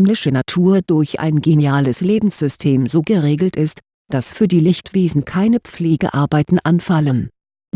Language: German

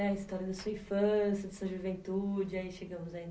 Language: Portuguese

